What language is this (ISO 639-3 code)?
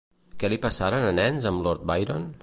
cat